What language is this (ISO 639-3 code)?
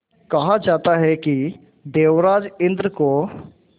hin